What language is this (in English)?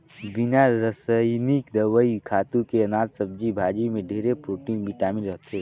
Chhattisgarhi